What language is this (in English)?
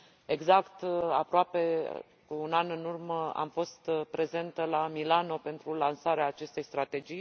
Romanian